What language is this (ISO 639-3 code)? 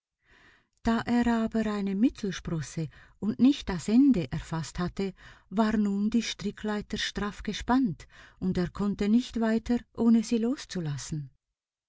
deu